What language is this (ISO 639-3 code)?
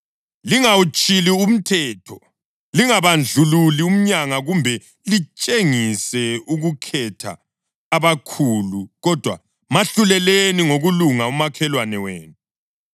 nde